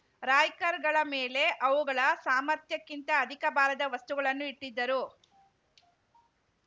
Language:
Kannada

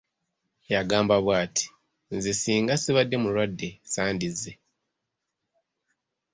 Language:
Ganda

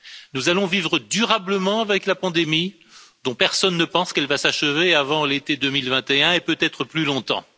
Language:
French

